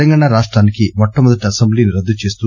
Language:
Telugu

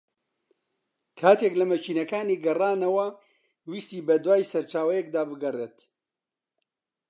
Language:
Central Kurdish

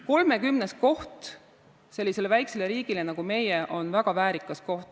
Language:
Estonian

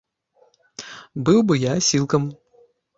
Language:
Belarusian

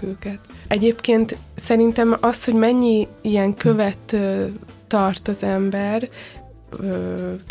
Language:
Hungarian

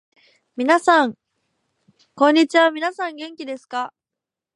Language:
Japanese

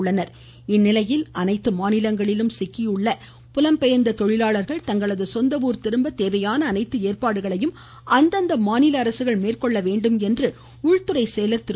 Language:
Tamil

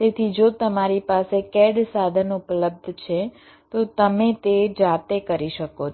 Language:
Gujarati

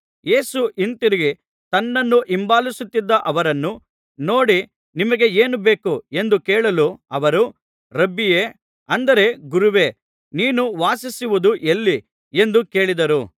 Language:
Kannada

